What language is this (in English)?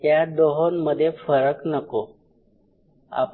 Marathi